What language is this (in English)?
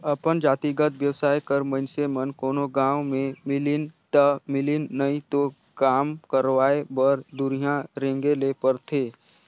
Chhattisgarhi